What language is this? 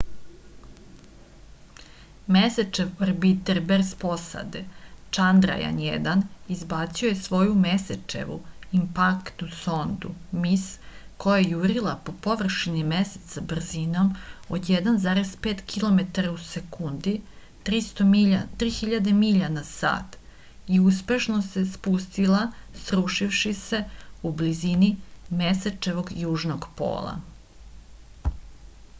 Serbian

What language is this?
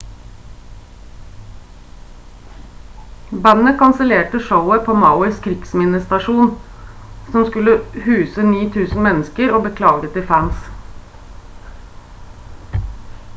Norwegian Bokmål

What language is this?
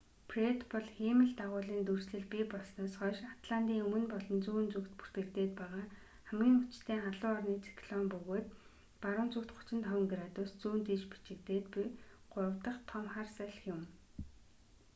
Mongolian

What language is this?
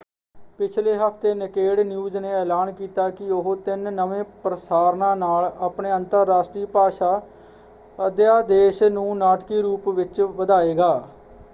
Punjabi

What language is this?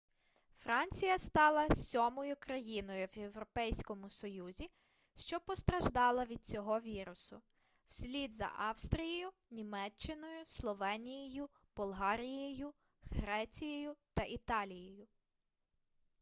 Ukrainian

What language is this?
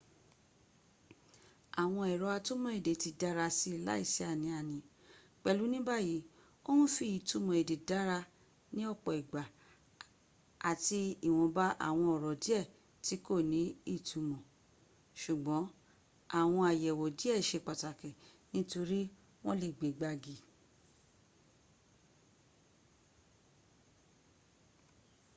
Yoruba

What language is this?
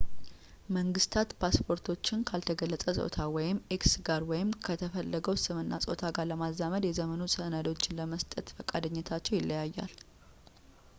Amharic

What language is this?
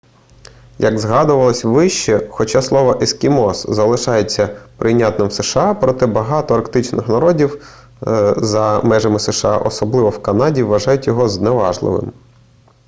Ukrainian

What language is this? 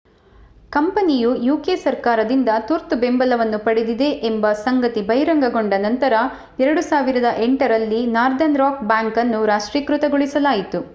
Kannada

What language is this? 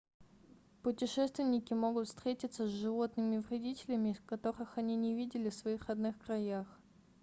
Russian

